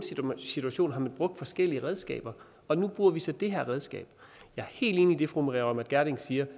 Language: Danish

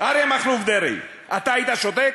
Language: Hebrew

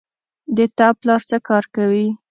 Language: Pashto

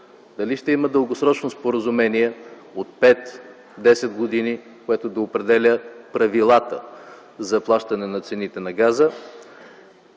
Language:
Bulgarian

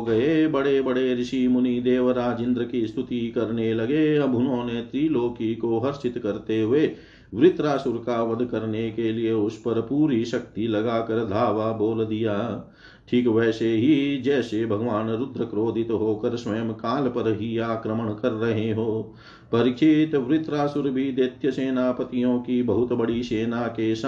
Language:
Hindi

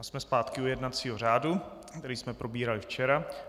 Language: Czech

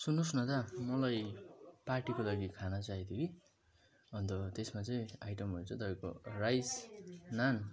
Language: Nepali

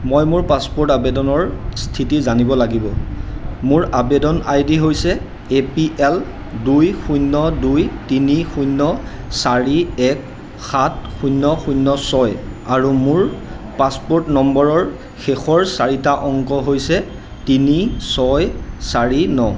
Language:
Assamese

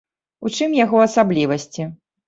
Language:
Belarusian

